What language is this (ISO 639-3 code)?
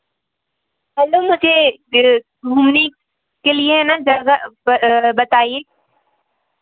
hin